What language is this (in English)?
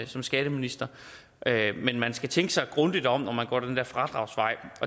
Danish